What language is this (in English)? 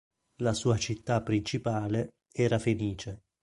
Italian